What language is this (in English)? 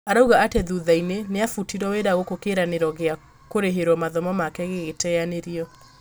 Kikuyu